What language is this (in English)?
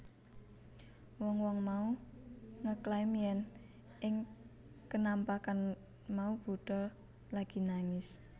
Javanese